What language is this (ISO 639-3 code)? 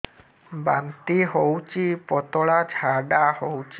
ori